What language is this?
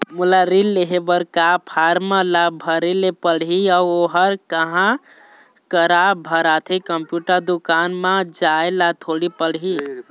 Chhattisgarhi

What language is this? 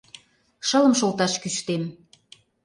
Mari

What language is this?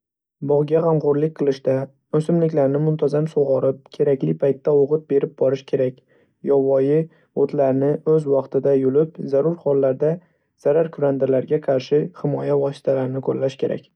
Uzbek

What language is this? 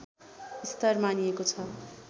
Nepali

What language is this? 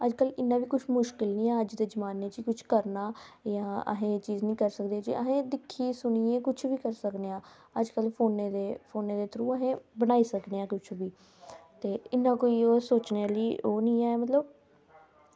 Dogri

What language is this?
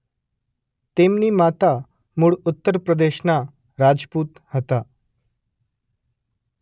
Gujarati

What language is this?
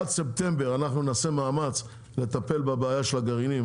Hebrew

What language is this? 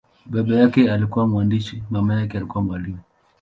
Swahili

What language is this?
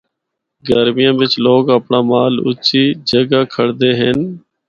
Northern Hindko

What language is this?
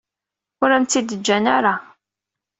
Kabyle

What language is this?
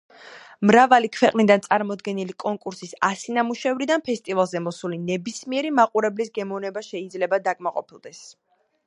Georgian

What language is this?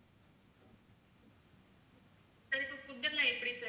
Tamil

